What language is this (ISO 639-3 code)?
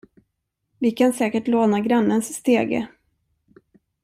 swe